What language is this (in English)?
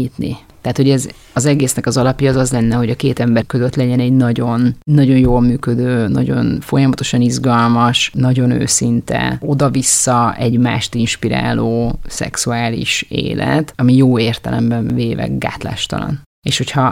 Hungarian